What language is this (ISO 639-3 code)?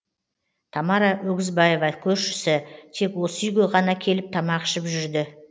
kaz